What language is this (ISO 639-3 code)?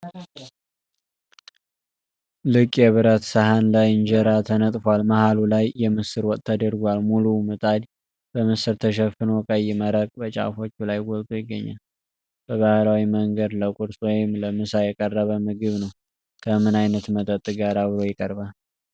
amh